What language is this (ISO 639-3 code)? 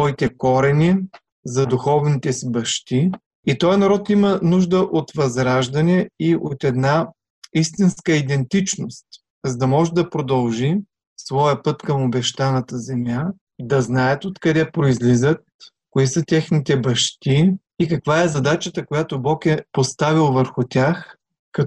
bul